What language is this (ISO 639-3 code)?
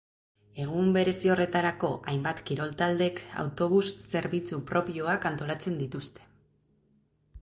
eus